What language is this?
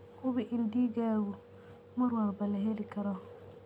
Somali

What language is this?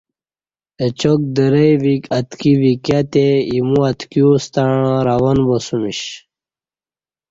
Kati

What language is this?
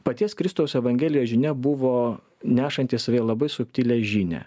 Lithuanian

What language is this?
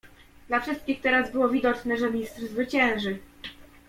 Polish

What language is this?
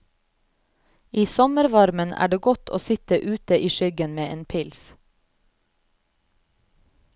Norwegian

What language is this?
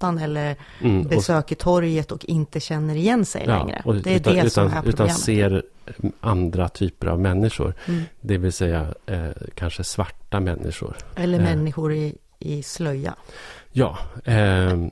Swedish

